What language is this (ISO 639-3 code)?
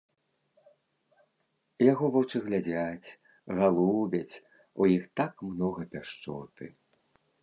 bel